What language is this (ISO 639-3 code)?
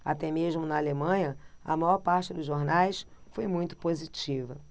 por